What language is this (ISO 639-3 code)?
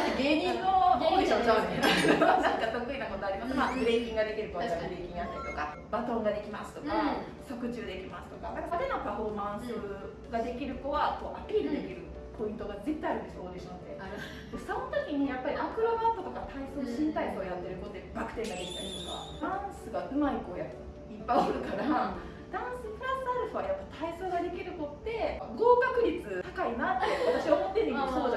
jpn